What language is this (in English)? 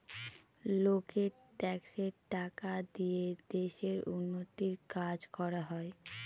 Bangla